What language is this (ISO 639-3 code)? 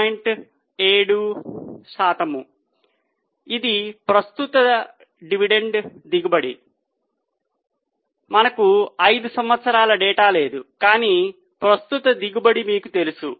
tel